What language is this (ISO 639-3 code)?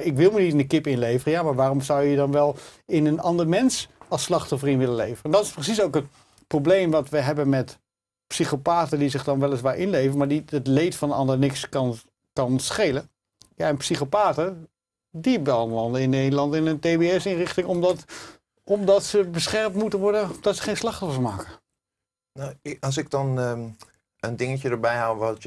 nld